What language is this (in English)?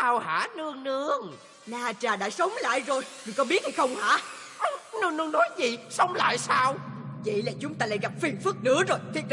Vietnamese